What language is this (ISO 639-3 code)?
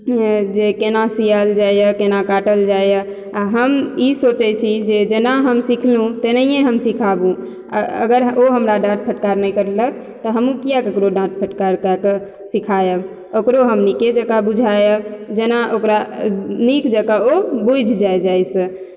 mai